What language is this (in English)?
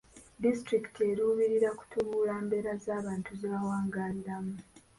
Ganda